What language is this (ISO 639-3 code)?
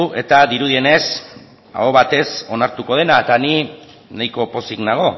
eus